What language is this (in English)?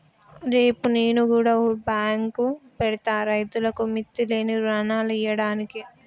Telugu